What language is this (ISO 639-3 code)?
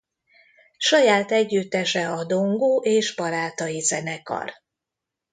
hun